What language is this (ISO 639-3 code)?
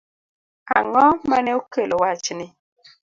luo